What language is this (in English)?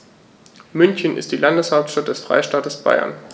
German